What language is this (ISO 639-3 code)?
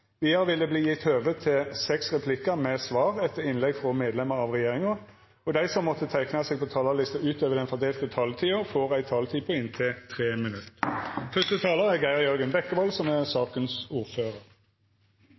nno